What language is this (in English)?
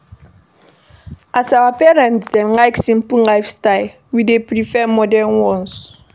Nigerian Pidgin